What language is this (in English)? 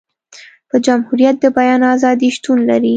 Pashto